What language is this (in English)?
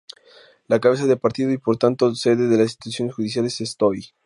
Spanish